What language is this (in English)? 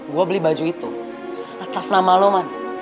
Indonesian